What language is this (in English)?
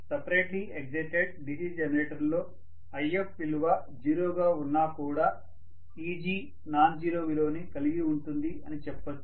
Telugu